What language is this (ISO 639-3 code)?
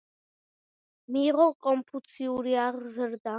kat